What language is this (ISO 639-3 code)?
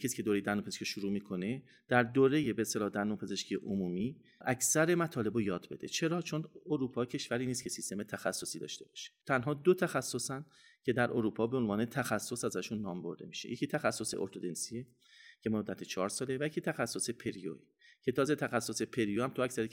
fas